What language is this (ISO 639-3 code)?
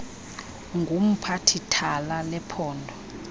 xho